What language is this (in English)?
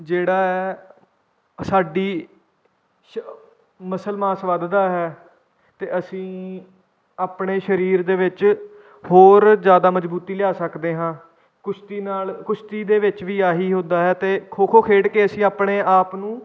Punjabi